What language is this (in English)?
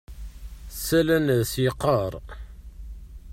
Kabyle